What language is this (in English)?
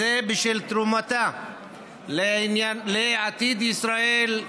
Hebrew